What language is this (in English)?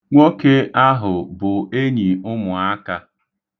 Igbo